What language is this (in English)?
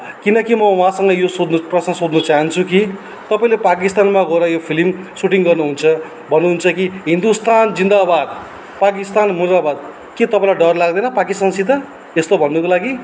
Nepali